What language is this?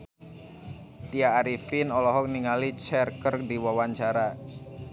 Sundanese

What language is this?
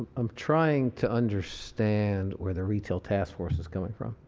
English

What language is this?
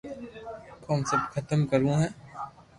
Loarki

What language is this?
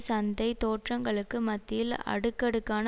Tamil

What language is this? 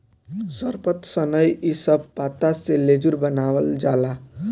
Bhojpuri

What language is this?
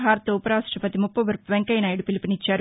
Telugu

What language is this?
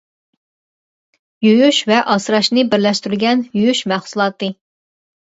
Uyghur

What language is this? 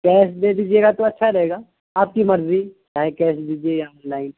Urdu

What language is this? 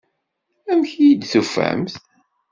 Kabyle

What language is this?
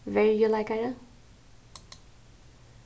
Faroese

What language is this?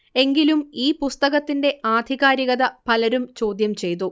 Malayalam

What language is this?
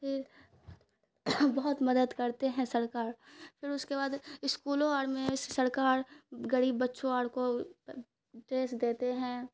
Urdu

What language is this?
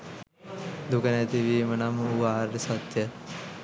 Sinhala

